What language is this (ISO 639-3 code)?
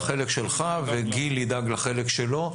heb